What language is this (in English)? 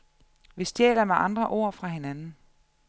Danish